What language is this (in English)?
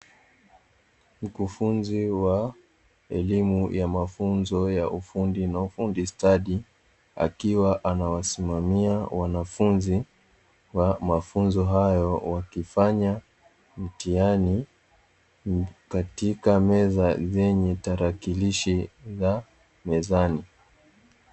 Swahili